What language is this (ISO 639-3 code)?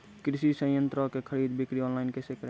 mai